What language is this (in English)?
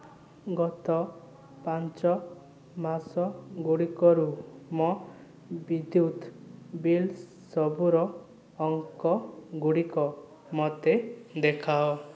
Odia